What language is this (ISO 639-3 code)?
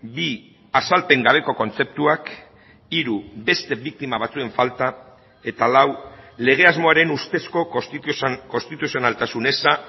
eus